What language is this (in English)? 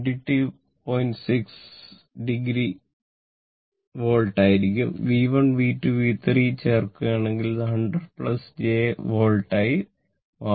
Malayalam